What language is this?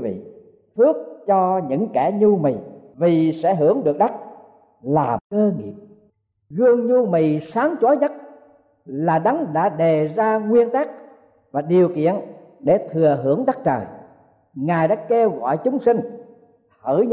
Vietnamese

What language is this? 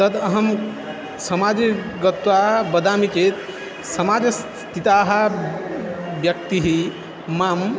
Sanskrit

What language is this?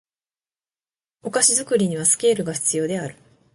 Japanese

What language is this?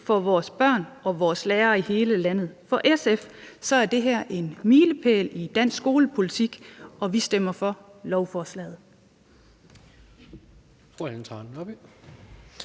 Danish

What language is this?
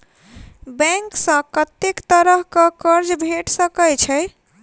Maithili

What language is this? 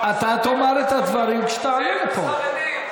Hebrew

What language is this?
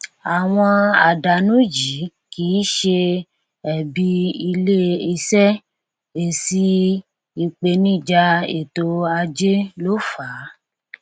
Yoruba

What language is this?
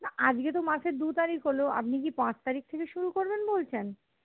Bangla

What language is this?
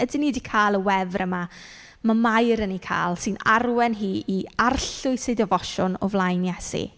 Welsh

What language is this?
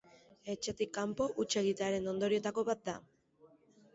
Basque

